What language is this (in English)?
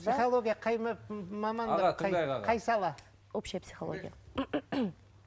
Kazakh